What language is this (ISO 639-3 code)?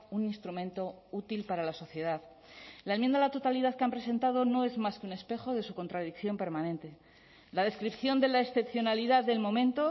spa